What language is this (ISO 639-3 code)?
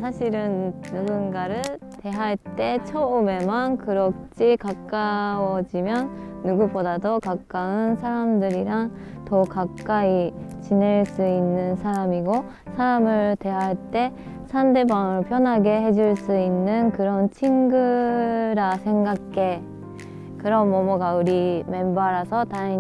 kor